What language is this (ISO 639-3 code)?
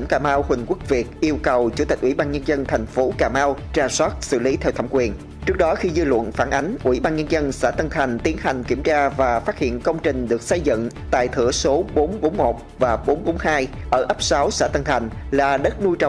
vie